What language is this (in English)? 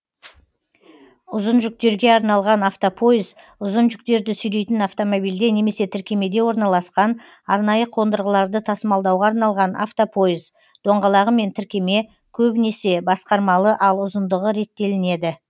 Kazakh